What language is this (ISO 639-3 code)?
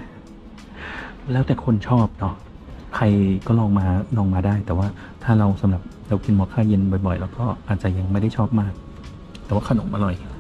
tha